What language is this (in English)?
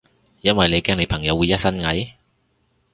Cantonese